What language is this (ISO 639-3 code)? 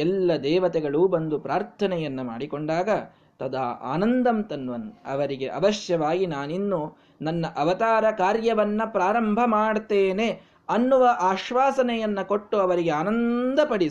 kan